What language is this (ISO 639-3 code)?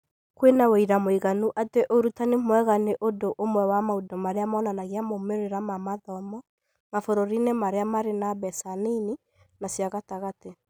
kik